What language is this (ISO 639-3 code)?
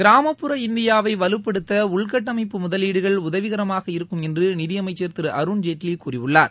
tam